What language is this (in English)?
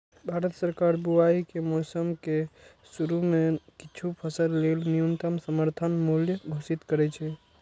Maithili